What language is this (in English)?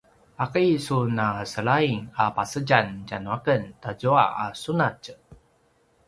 Paiwan